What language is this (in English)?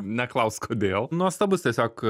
Lithuanian